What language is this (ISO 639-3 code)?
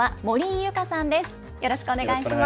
jpn